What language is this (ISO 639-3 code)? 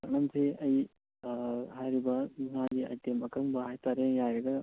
mni